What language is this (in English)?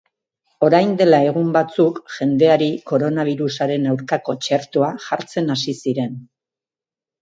Basque